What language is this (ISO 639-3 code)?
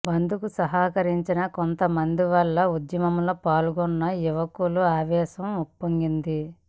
tel